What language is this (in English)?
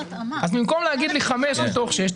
Hebrew